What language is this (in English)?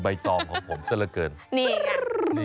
Thai